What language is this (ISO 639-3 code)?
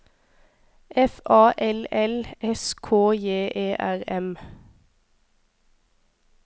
nor